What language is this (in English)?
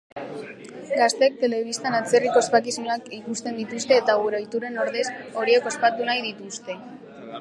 Basque